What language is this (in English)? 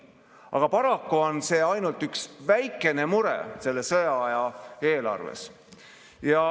Estonian